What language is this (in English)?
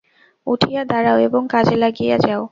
Bangla